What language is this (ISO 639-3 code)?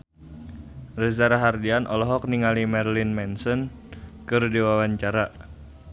sun